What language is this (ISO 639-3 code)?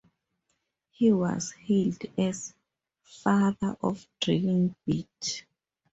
eng